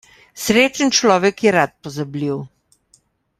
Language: Slovenian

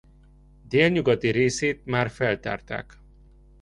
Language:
Hungarian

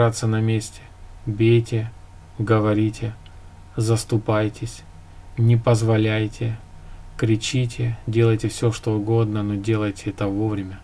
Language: Russian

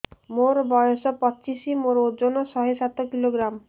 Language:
Odia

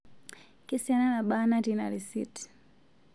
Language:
Masai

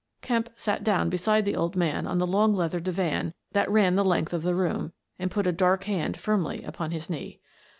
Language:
English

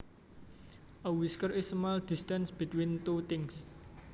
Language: Javanese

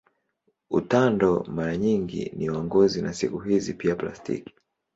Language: Swahili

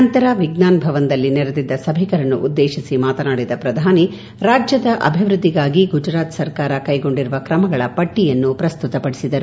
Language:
Kannada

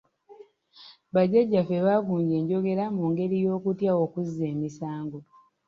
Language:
Ganda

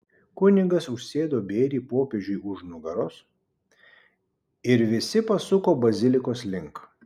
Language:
Lithuanian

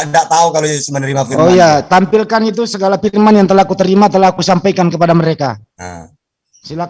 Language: Indonesian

